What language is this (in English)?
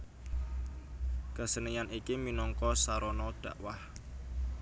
Javanese